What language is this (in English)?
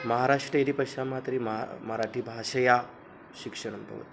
Sanskrit